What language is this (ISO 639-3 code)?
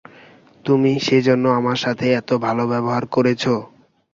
ben